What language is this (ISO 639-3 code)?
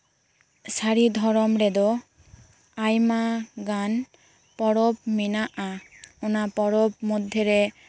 sat